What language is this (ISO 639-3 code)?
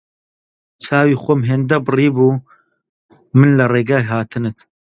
ckb